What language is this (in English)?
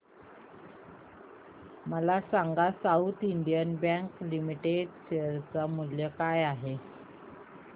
Marathi